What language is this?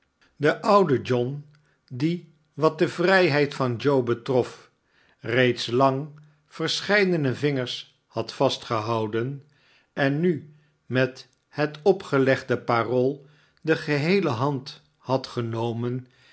Dutch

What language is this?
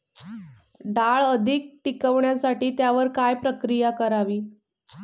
Marathi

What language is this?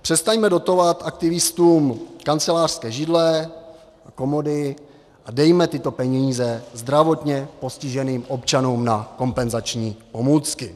Czech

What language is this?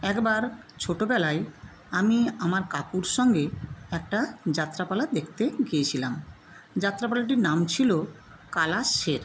Bangla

